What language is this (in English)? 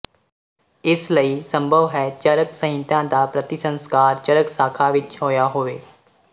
Punjabi